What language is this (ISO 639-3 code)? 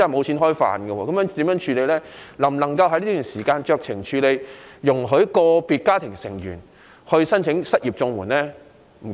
yue